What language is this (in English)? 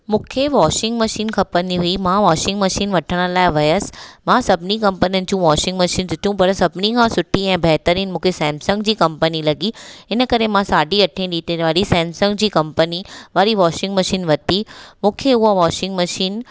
Sindhi